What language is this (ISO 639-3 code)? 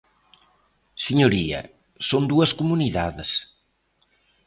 glg